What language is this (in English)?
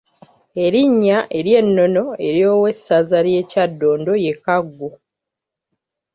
Ganda